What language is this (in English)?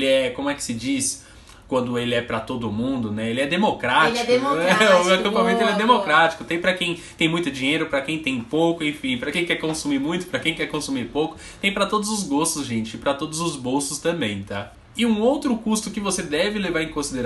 Portuguese